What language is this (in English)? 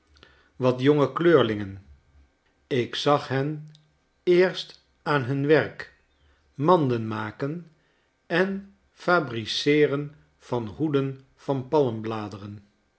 Dutch